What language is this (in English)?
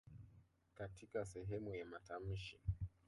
Swahili